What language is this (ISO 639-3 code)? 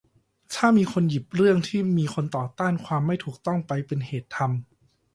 tha